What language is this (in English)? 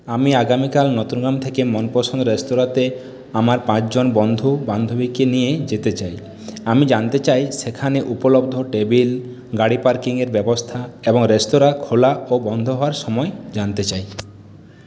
Bangla